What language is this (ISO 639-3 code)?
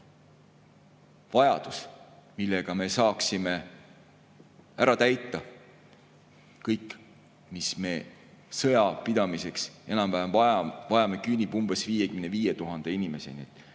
est